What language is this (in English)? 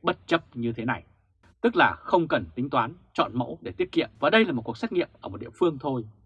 Vietnamese